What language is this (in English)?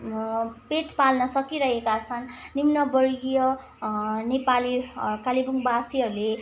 Nepali